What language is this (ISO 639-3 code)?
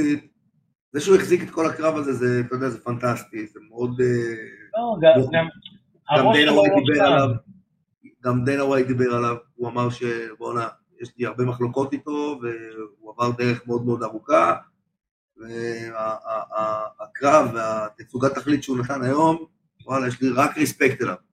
heb